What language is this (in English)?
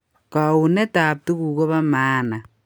Kalenjin